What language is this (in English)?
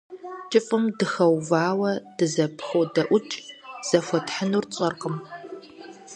Kabardian